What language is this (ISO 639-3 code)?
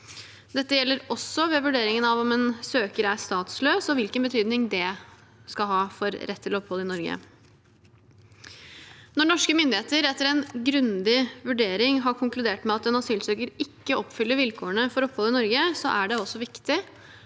nor